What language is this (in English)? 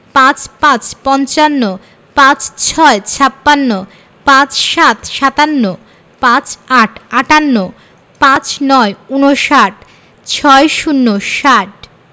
Bangla